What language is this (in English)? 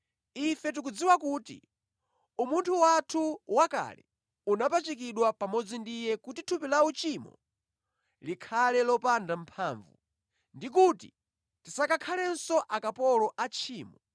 Nyanja